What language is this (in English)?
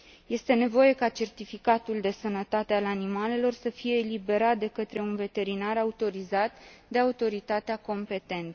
Romanian